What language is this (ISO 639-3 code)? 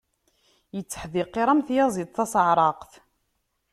kab